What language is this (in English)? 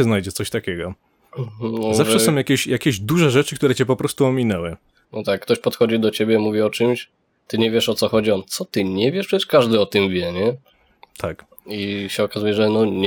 Polish